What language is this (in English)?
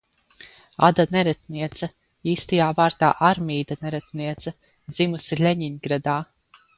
Latvian